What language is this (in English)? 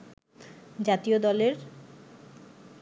Bangla